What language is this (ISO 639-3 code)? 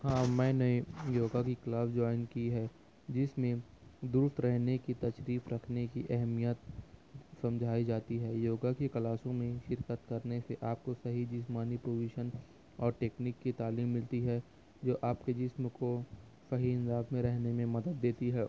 urd